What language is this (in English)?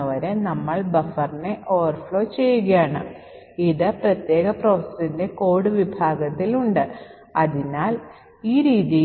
Malayalam